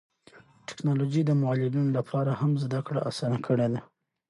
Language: Pashto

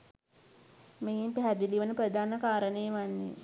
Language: Sinhala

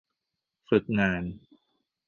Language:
Thai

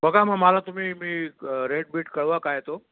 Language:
Marathi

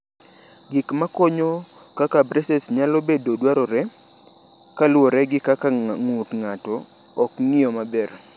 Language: Luo (Kenya and Tanzania)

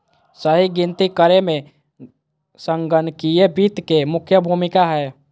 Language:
Magahi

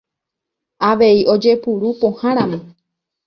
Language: Guarani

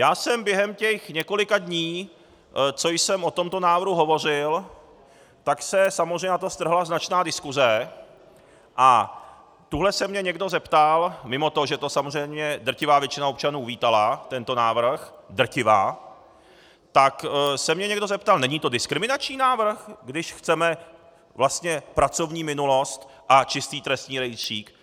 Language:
Czech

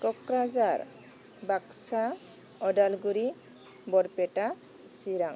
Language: Bodo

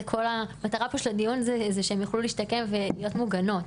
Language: Hebrew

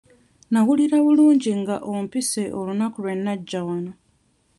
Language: Ganda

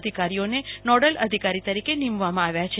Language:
Gujarati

